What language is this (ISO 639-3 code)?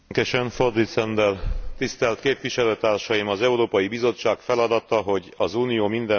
hun